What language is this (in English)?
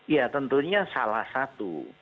Indonesian